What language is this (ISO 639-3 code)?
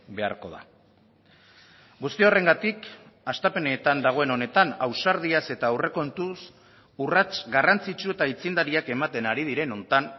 eus